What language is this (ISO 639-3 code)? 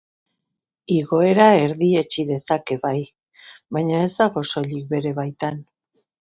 eus